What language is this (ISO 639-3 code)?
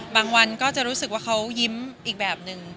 tha